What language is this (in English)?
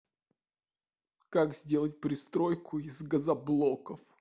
Russian